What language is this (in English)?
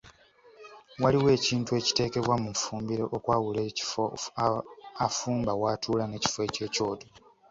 Ganda